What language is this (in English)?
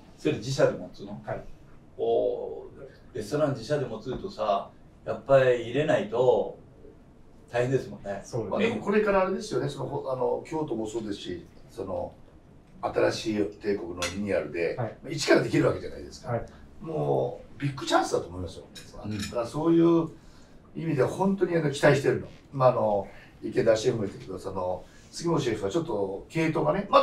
Japanese